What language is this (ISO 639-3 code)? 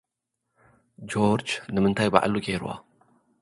tir